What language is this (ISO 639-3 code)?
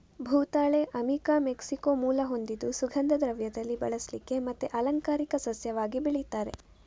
kan